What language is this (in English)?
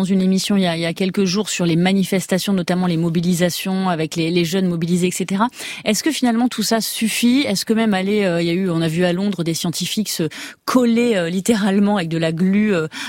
French